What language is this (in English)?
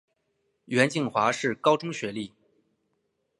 Chinese